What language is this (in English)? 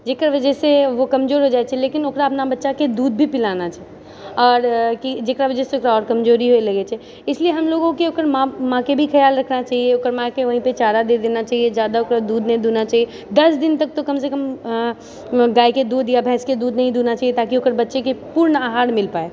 Maithili